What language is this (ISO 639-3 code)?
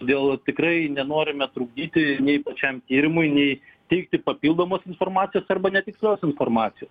lit